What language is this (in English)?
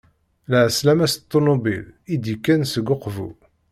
Kabyle